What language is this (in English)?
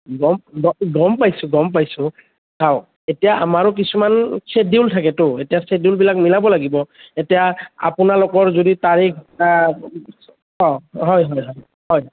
Assamese